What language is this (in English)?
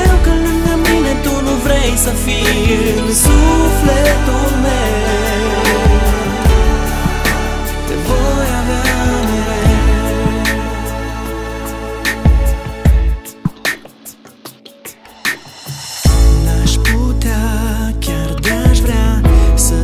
Romanian